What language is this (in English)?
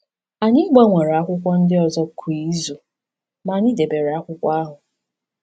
Igbo